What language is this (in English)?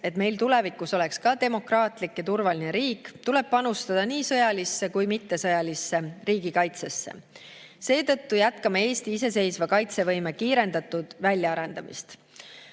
Estonian